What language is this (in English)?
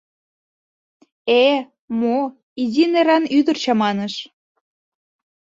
Mari